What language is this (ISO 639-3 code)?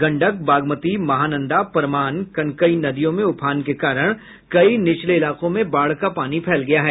hin